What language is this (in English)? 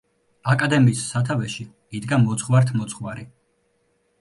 Georgian